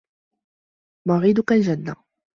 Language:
Arabic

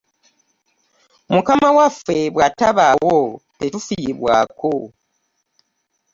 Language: Ganda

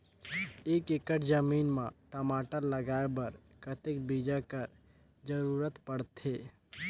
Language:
Chhattisgarhi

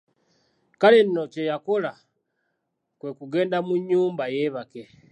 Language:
Ganda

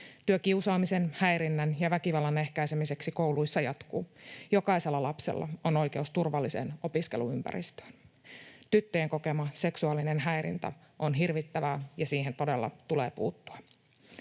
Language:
Finnish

